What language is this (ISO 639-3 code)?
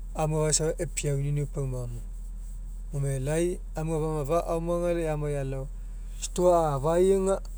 mek